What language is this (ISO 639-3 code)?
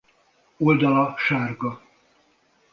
hun